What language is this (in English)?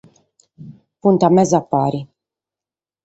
Sardinian